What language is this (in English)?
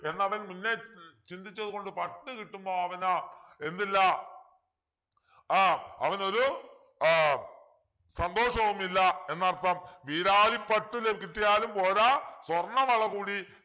Malayalam